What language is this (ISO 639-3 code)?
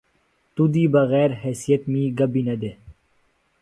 phl